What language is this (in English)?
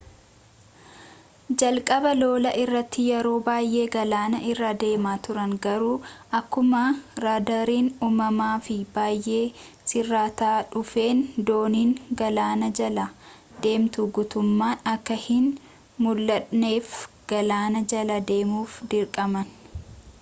Oromo